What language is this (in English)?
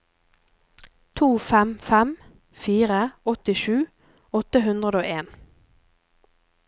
Norwegian